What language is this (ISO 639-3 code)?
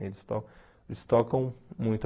por